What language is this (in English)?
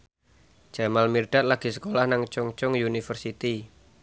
Javanese